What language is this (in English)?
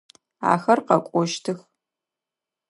Adyghe